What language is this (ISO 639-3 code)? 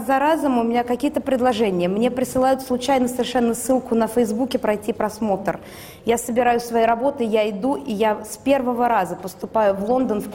rus